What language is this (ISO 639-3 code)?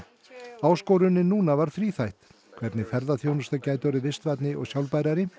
isl